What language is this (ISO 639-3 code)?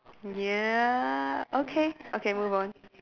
eng